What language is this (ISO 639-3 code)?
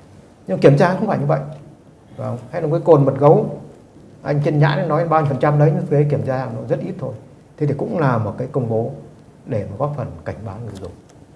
vie